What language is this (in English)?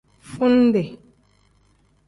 Tem